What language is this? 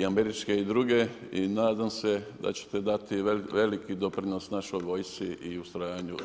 Croatian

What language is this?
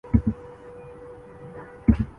Urdu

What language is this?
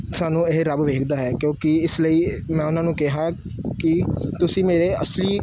Punjabi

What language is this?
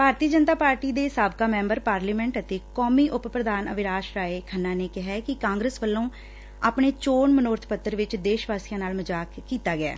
Punjabi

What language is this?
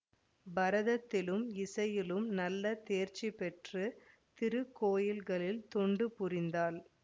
Tamil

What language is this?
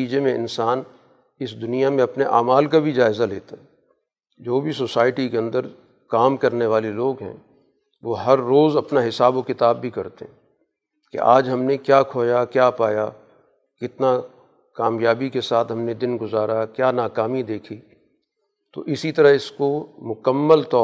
Urdu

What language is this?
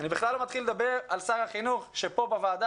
Hebrew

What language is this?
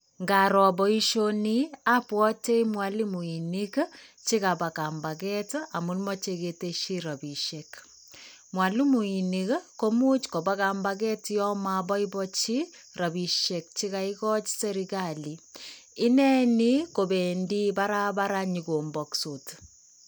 Kalenjin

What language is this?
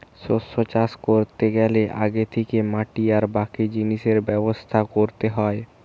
Bangla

